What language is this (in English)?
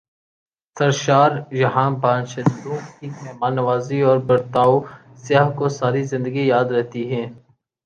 Urdu